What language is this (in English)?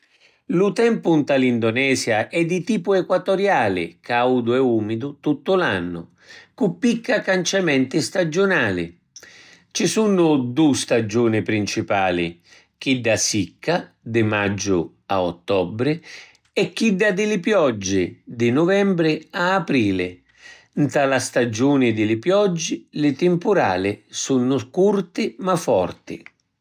Sicilian